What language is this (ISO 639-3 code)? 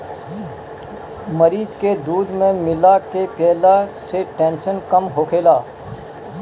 bho